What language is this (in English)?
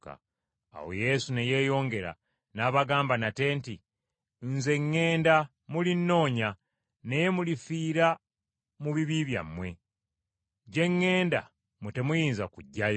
Ganda